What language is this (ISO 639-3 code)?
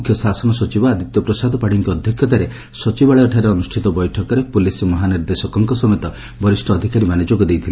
ori